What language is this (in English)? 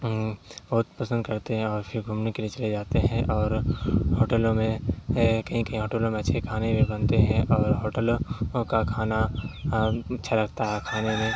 Urdu